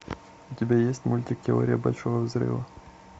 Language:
Russian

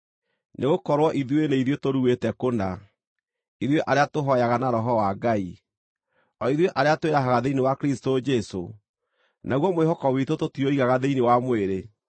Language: Kikuyu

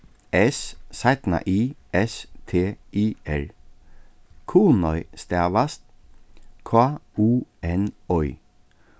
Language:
Faroese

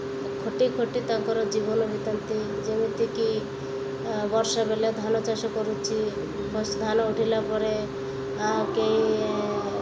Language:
Odia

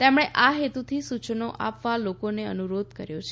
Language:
Gujarati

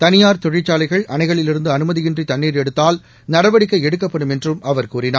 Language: Tamil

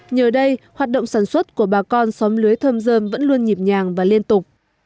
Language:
Vietnamese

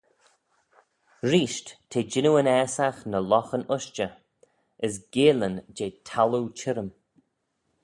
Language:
Manx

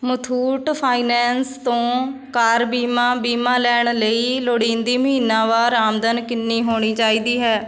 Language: Punjabi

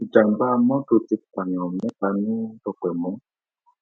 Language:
Yoruba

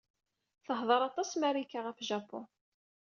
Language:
Kabyle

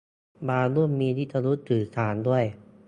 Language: Thai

